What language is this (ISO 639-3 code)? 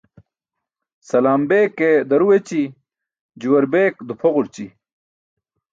bsk